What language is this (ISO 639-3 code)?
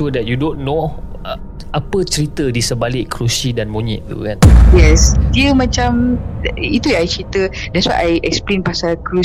msa